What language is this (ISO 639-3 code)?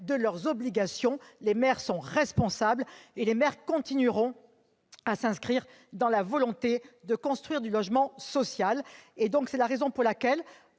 fra